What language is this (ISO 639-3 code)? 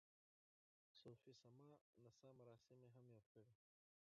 pus